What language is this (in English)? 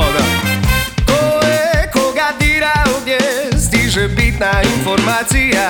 Croatian